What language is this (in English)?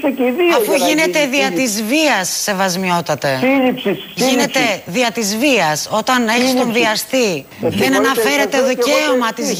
Greek